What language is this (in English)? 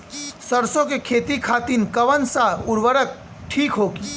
Bhojpuri